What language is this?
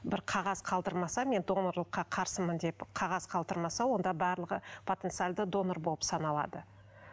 Kazakh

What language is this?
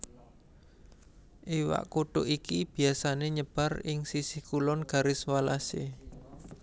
Javanese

